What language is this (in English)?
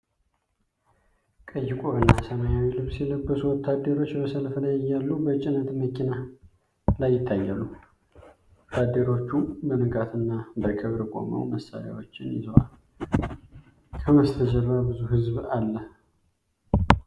Amharic